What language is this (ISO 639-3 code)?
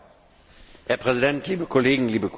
deu